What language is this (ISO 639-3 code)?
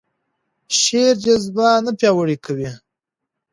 pus